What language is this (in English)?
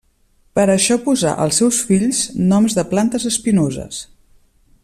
Catalan